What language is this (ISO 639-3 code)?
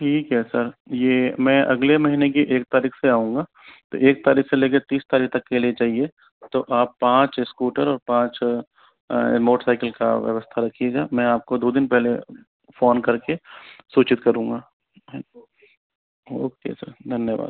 hin